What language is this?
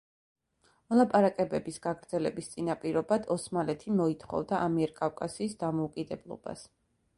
Georgian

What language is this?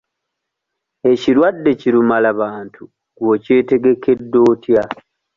Ganda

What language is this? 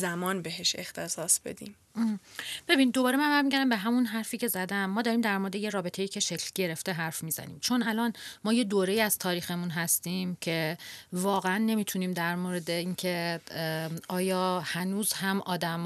Persian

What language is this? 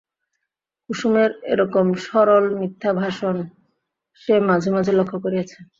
Bangla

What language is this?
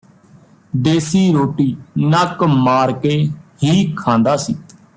Punjabi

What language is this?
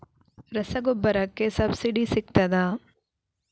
Kannada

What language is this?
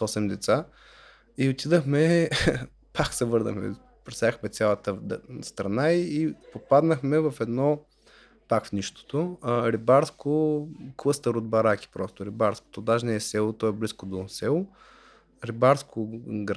Bulgarian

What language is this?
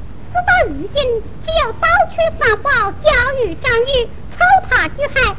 Chinese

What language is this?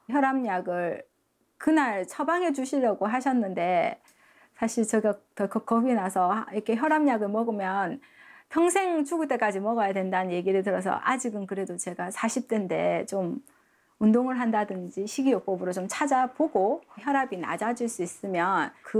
Korean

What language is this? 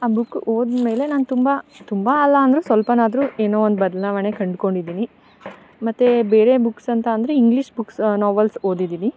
Kannada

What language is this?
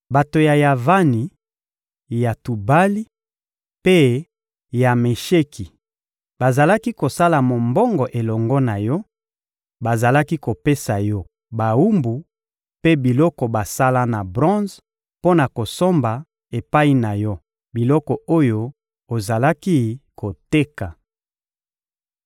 Lingala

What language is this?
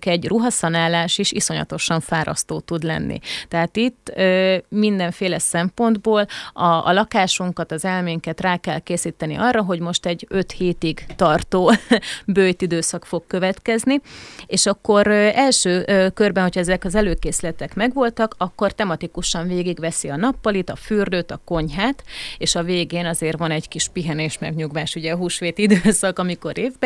Hungarian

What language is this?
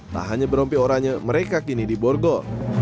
Indonesian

